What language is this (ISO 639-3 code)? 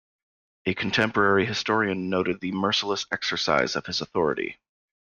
eng